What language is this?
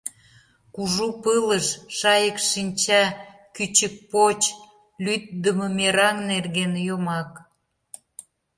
Mari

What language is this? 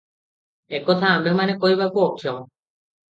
Odia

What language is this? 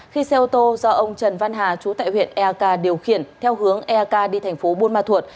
Vietnamese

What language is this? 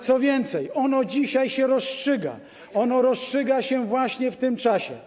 Polish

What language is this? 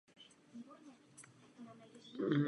Czech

